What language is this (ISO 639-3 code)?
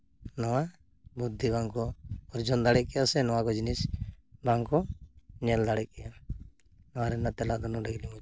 sat